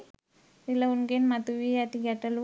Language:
Sinhala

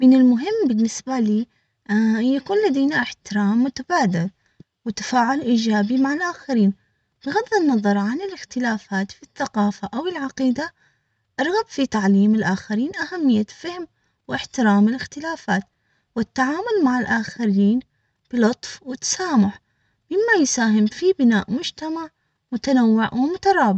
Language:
Omani Arabic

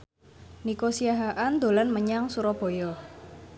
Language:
Javanese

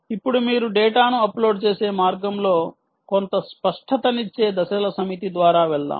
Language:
Telugu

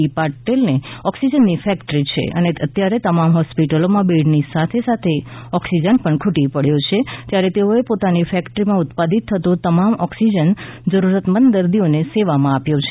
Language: Gujarati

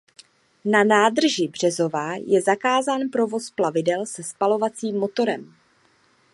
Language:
Czech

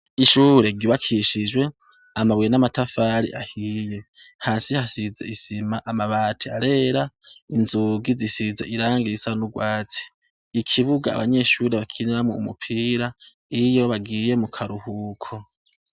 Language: Rundi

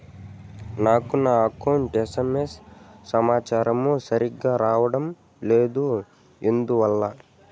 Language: Telugu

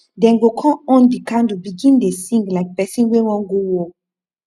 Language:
Nigerian Pidgin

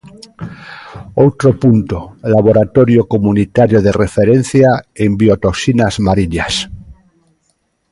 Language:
Galician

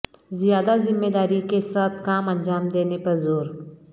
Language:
Urdu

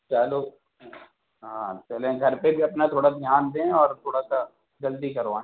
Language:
Urdu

